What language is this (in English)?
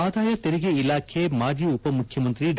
Kannada